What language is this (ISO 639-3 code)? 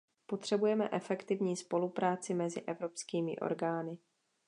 ces